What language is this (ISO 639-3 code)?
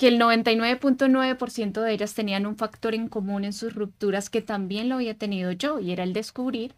spa